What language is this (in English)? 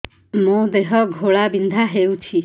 Odia